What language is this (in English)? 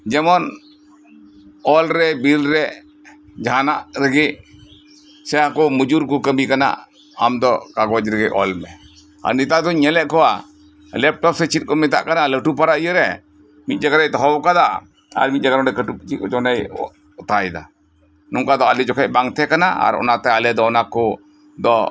Santali